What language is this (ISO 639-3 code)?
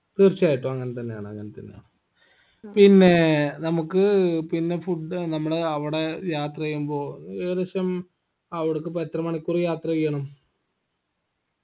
mal